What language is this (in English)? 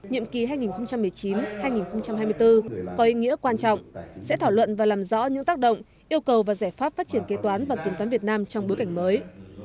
Vietnamese